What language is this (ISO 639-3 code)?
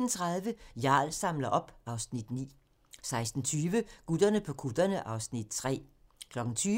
dan